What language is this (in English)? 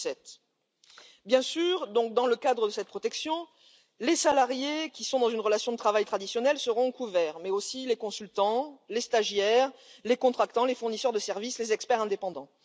French